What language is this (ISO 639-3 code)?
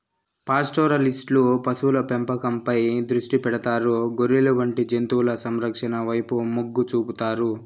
tel